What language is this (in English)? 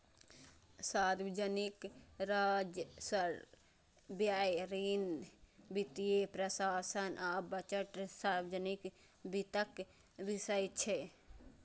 Maithili